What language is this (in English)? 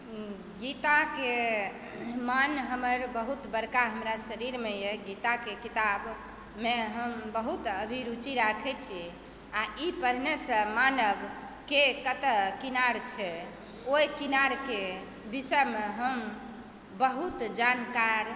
Maithili